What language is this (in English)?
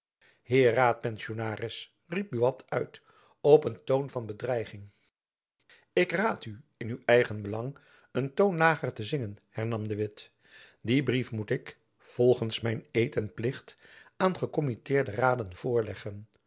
Dutch